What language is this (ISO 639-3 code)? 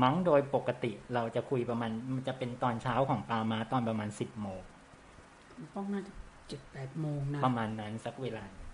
tha